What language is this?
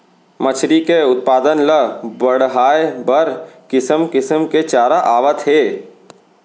Chhattisgarhi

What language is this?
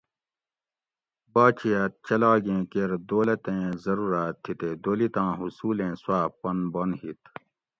Gawri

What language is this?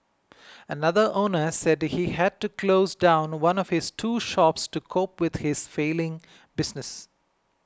English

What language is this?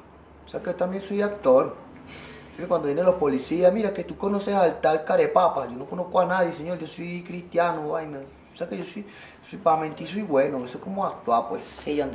Spanish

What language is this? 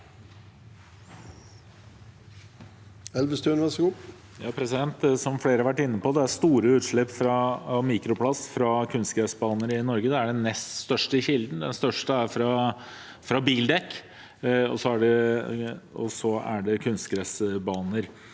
Norwegian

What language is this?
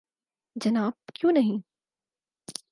Urdu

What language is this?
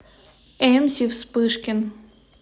Russian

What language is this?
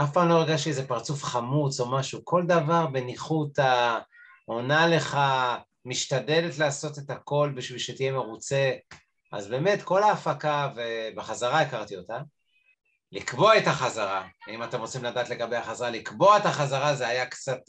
Hebrew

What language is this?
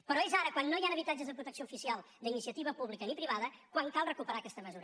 Catalan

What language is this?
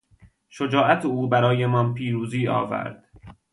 Persian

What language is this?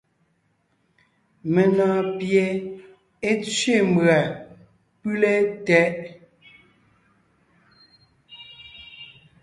Ngiemboon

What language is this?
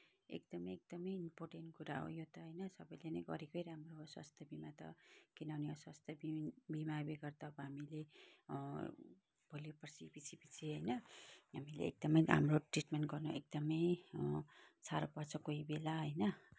Nepali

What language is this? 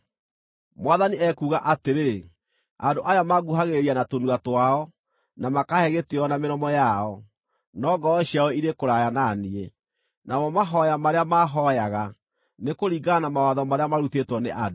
Kikuyu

